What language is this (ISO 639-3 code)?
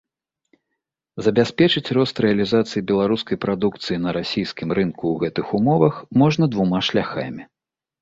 bel